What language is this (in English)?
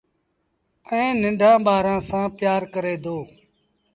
Sindhi Bhil